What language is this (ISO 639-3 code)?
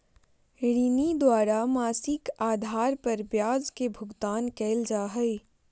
mag